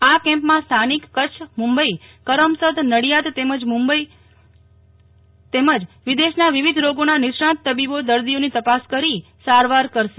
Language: Gujarati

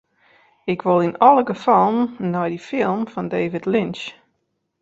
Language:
Western Frisian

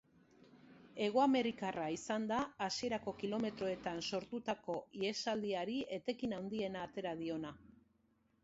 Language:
Basque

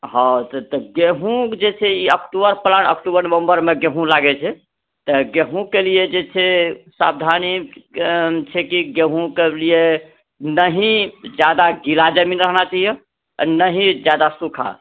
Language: Maithili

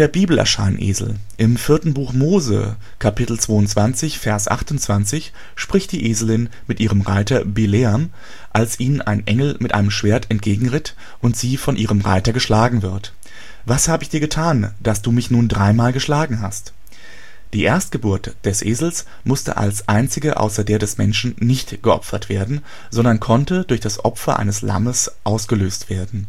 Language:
German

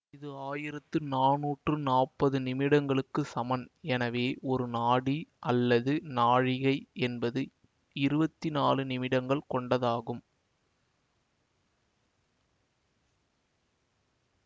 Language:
Tamil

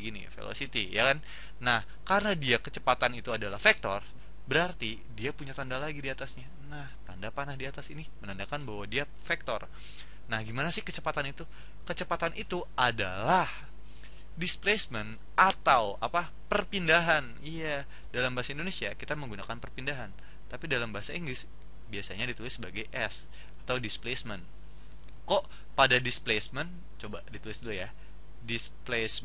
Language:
Indonesian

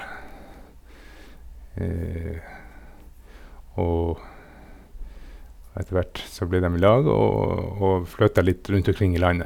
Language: Norwegian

